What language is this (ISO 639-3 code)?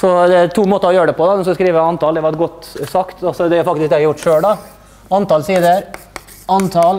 nor